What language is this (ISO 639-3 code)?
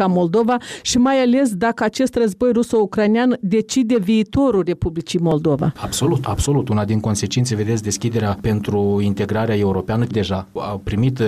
ron